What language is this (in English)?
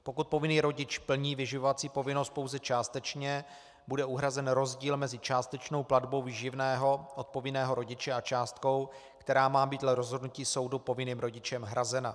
Czech